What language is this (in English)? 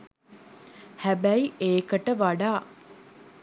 Sinhala